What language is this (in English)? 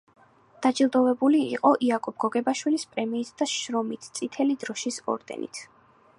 Georgian